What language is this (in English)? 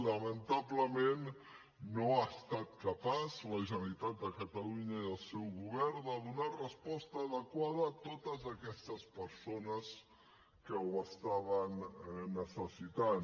Catalan